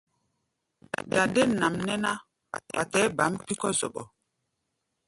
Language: Gbaya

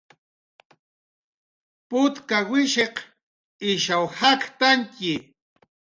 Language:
Jaqaru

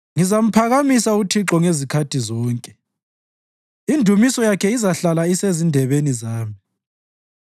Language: North Ndebele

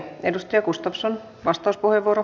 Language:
Finnish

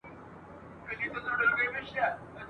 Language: Pashto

